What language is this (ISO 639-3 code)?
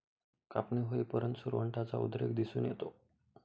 mar